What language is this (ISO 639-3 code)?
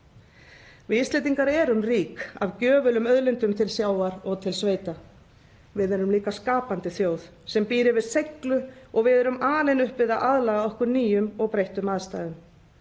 isl